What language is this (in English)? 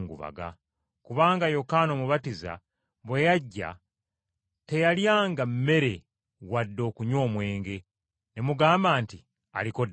Ganda